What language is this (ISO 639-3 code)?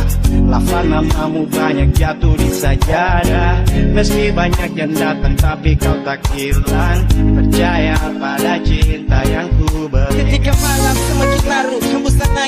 ind